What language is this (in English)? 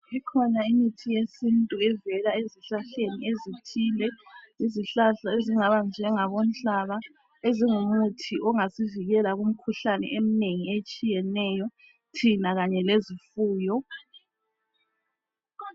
North Ndebele